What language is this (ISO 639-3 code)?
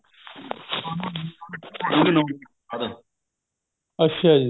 pan